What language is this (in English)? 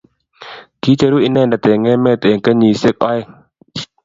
Kalenjin